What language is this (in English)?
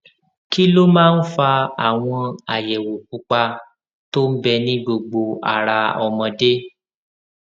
Yoruba